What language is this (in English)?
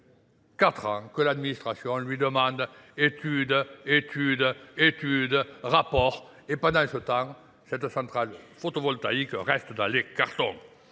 French